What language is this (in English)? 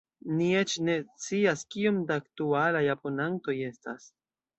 Esperanto